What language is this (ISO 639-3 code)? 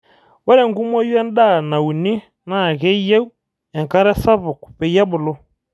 mas